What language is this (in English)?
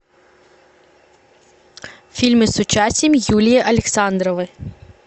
Russian